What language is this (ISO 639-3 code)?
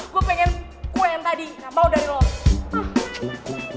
ind